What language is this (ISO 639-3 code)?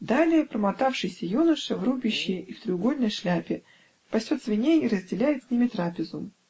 rus